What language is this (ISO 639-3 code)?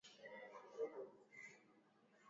swa